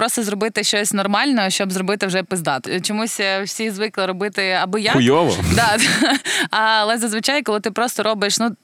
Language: Ukrainian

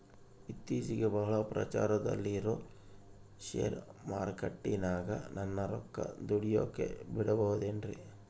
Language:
Kannada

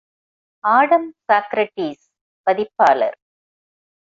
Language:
Tamil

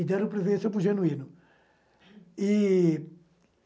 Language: Portuguese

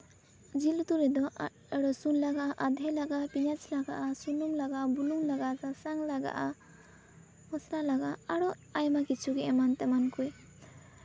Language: Santali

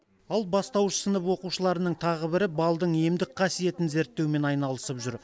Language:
Kazakh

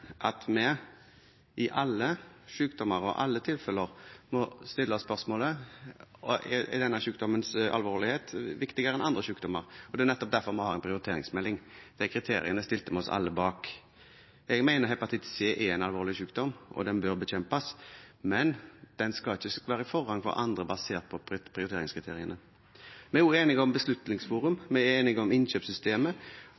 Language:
Norwegian Bokmål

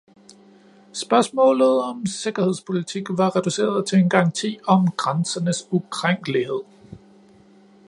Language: Danish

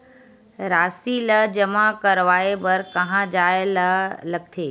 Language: Chhattisgarhi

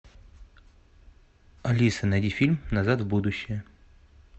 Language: Russian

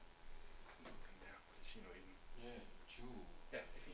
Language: Danish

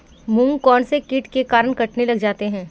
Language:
Hindi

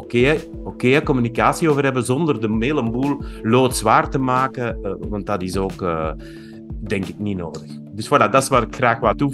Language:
Dutch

